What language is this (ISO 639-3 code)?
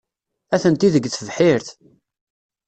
kab